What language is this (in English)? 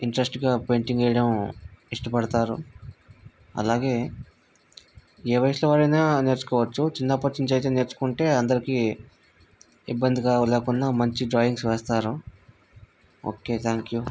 Telugu